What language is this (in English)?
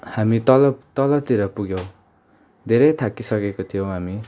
Nepali